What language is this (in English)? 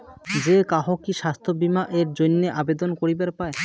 Bangla